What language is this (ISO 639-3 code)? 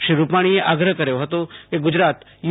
guj